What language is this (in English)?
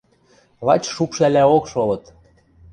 Western Mari